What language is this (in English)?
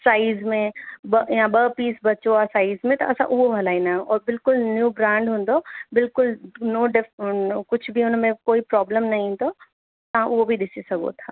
Sindhi